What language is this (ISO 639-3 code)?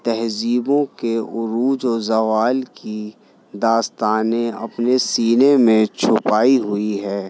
urd